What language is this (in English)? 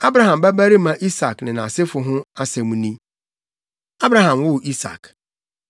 Akan